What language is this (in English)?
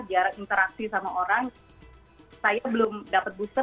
Indonesian